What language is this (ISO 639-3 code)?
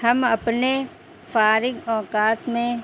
urd